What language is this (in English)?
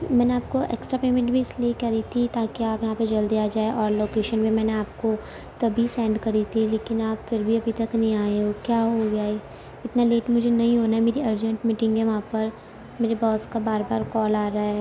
Urdu